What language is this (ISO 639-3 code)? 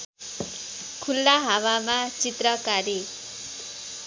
nep